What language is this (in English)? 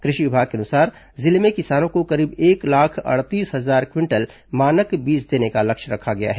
Hindi